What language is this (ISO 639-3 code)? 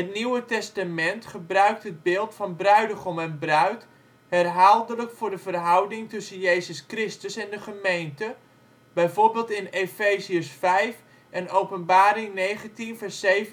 nld